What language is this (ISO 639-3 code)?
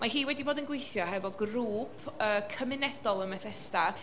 cym